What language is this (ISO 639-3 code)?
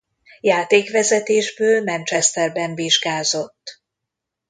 hun